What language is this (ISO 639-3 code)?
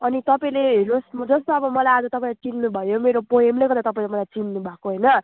nep